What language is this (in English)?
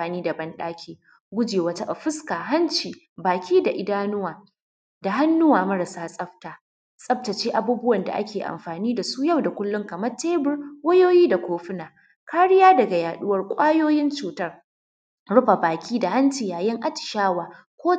Hausa